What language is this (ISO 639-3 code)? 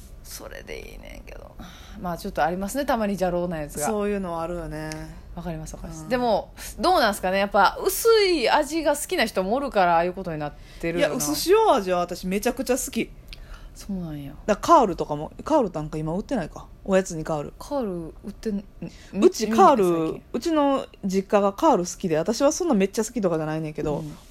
jpn